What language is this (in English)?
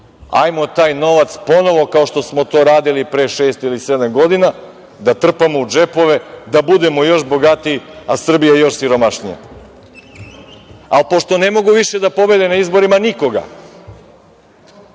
Serbian